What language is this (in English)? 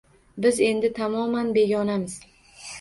Uzbek